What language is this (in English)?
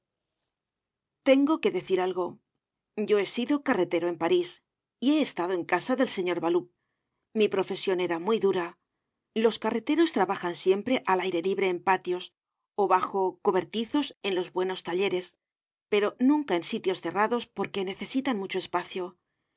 Spanish